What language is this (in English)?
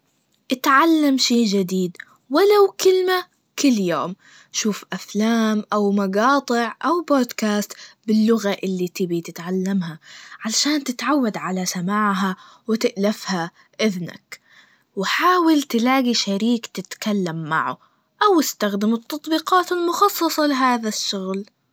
Najdi Arabic